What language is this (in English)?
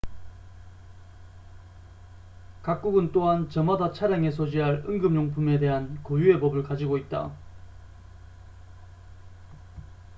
Korean